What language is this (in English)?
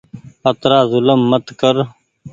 Goaria